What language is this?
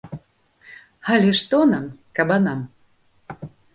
Belarusian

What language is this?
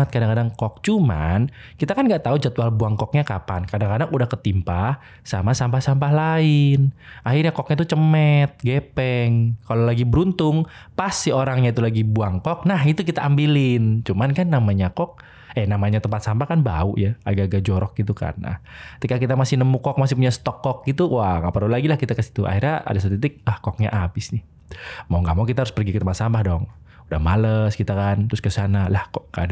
Indonesian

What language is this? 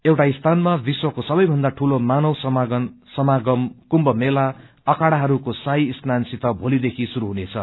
Nepali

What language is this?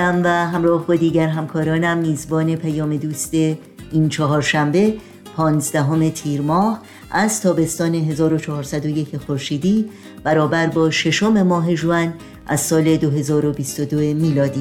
Persian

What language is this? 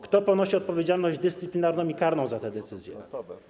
Polish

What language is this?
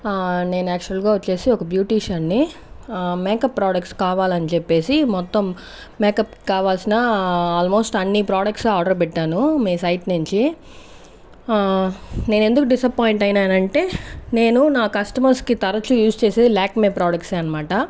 Telugu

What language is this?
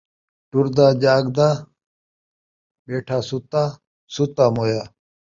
Saraiki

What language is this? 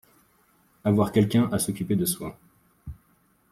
French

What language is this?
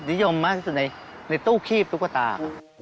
Thai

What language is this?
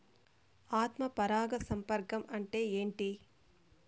Telugu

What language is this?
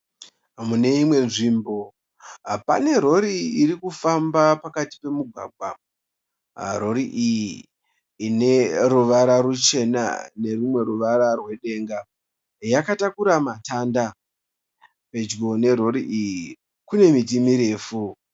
Shona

